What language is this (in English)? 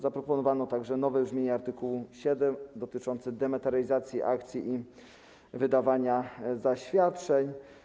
Polish